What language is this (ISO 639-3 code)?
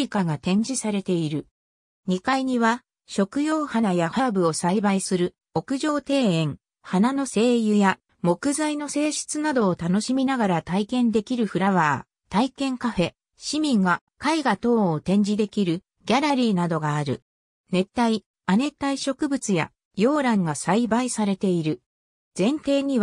jpn